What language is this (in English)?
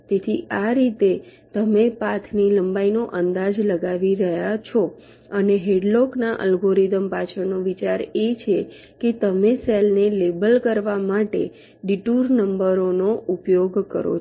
Gujarati